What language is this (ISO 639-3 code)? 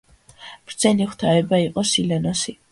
kat